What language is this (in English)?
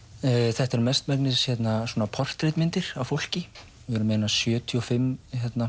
Icelandic